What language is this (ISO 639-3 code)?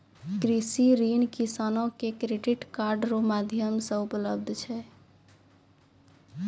mai